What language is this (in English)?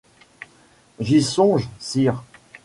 French